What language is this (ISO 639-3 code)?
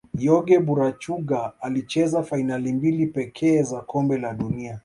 swa